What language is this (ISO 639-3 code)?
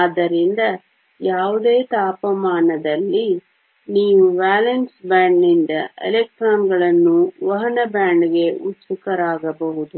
kan